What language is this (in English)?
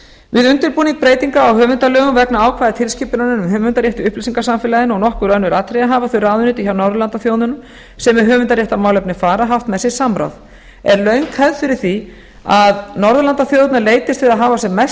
Icelandic